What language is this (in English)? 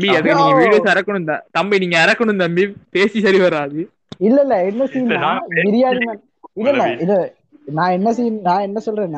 Tamil